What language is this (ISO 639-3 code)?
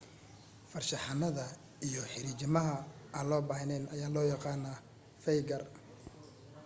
som